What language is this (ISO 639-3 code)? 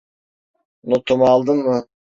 tur